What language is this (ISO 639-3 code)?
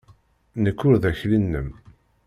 kab